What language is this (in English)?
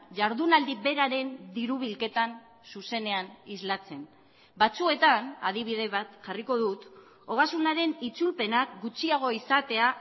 Basque